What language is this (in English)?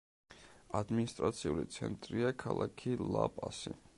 Georgian